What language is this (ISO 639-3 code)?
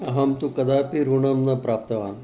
san